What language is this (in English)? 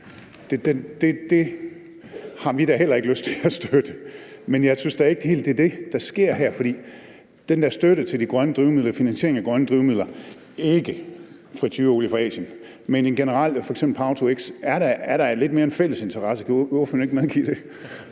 Danish